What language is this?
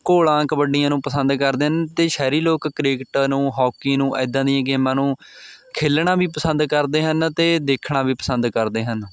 Punjabi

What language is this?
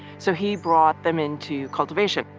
English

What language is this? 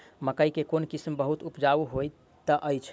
Maithili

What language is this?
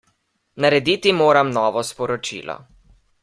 Slovenian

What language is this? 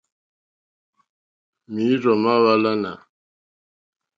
Mokpwe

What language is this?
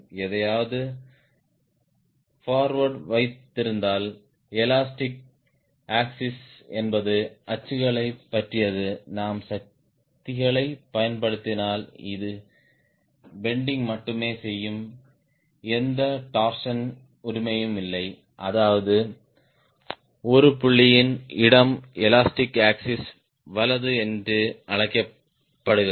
Tamil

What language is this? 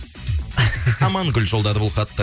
Kazakh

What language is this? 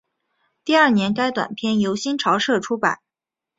Chinese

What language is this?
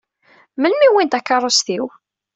Kabyle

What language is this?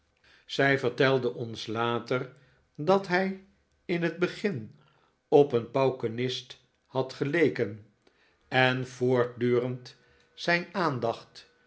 Dutch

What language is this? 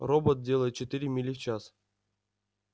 Russian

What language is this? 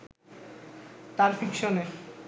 Bangla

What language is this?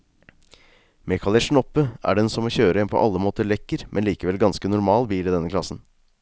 Norwegian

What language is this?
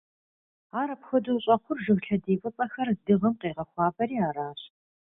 Kabardian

